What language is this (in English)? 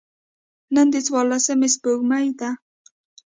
Pashto